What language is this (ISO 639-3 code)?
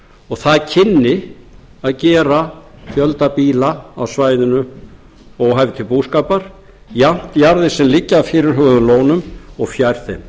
isl